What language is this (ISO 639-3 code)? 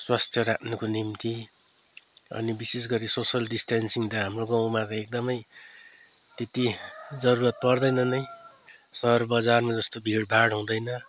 nep